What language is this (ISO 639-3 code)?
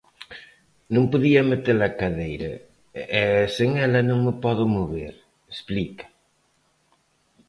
glg